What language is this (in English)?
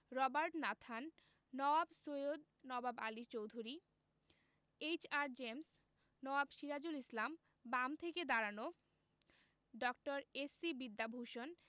Bangla